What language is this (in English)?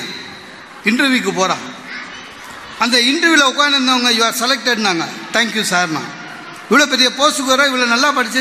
Tamil